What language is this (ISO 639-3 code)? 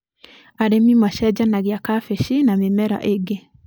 kik